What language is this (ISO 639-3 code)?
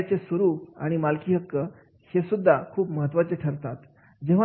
mar